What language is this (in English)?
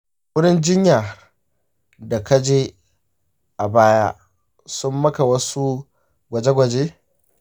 Hausa